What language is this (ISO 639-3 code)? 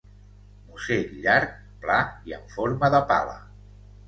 cat